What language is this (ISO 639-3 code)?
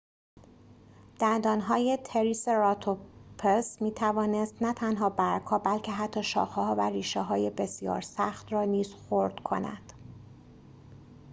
fas